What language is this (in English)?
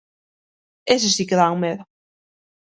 Galician